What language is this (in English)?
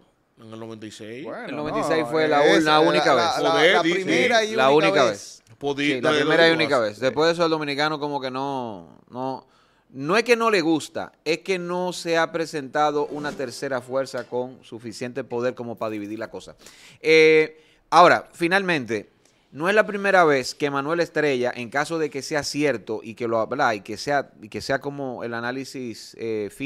Spanish